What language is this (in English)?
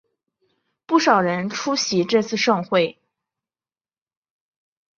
Chinese